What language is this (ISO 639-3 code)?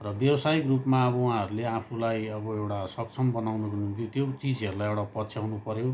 nep